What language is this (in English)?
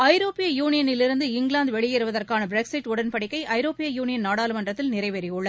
Tamil